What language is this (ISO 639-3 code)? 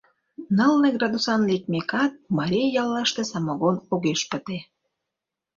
chm